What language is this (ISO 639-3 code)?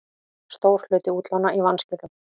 isl